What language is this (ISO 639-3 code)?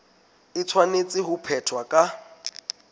sot